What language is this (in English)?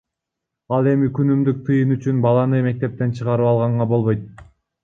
Kyrgyz